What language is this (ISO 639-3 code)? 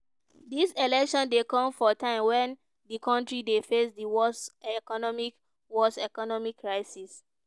pcm